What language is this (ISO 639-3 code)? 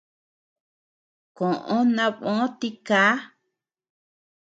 cux